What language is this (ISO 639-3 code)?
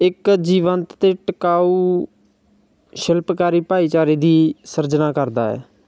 pan